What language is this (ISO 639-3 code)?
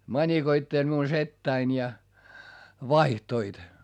fin